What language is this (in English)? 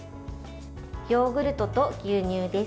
Japanese